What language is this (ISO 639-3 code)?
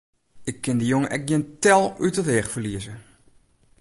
fry